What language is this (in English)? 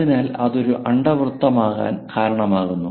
Malayalam